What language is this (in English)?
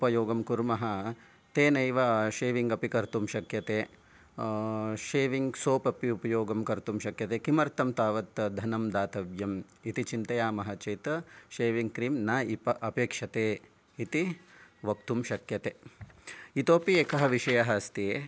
Sanskrit